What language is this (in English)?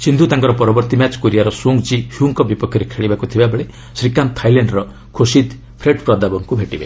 Odia